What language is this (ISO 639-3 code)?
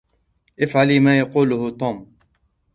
ara